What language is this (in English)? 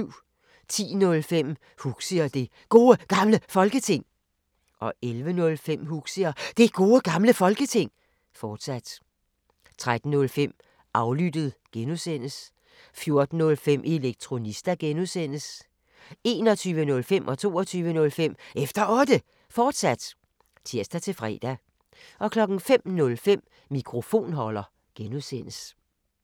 Danish